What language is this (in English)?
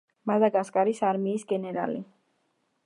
Georgian